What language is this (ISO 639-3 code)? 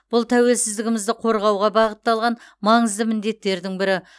kaz